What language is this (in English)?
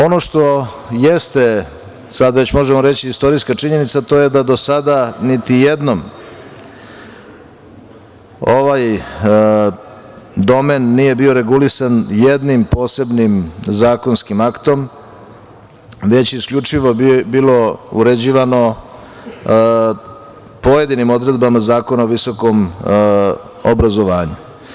Serbian